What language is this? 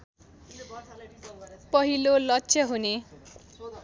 Nepali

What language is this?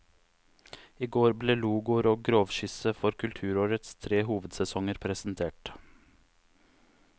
Norwegian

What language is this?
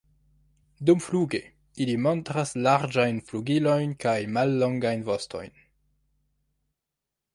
Esperanto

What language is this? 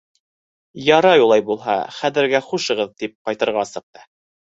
Bashkir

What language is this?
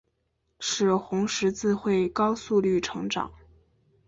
Chinese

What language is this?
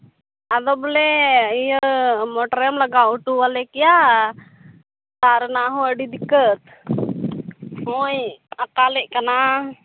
Santali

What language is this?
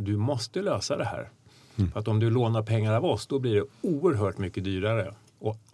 Swedish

